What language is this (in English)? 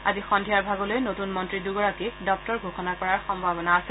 Assamese